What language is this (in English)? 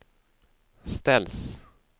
Swedish